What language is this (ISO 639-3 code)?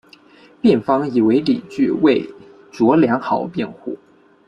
zho